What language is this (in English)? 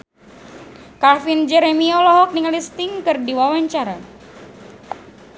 Sundanese